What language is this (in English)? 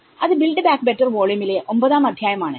Malayalam